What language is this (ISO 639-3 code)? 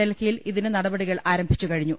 mal